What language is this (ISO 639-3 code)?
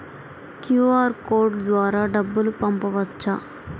tel